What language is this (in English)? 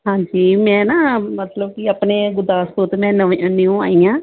Punjabi